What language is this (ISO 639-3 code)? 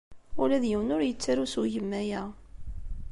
kab